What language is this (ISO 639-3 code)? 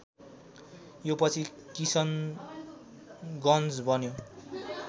nep